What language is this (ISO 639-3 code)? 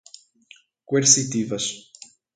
por